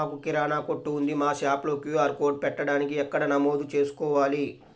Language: Telugu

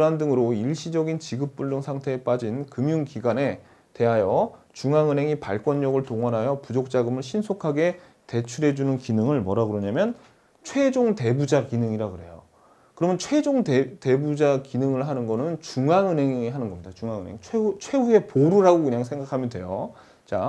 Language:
Korean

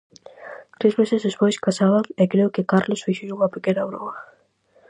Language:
Galician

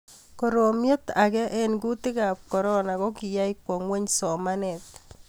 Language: Kalenjin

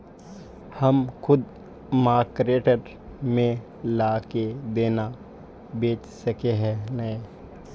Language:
Magahi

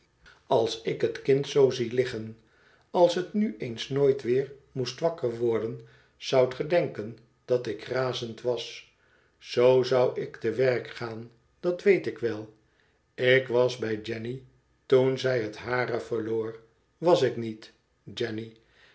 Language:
Dutch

